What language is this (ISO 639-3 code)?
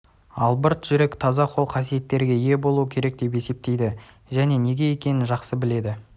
kaz